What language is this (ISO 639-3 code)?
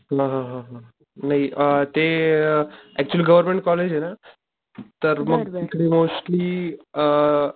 mar